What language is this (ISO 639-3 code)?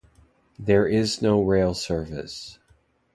eng